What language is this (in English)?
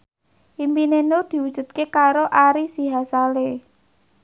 Javanese